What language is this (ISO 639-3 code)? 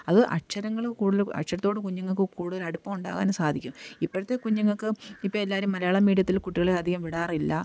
mal